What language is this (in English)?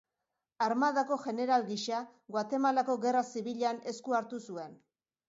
Basque